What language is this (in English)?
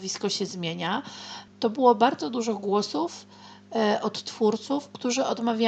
Polish